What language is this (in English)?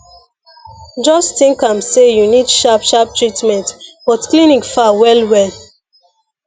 Nigerian Pidgin